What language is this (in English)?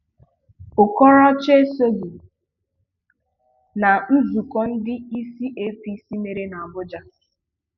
Igbo